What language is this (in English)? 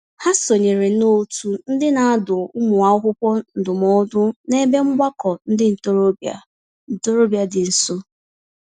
Igbo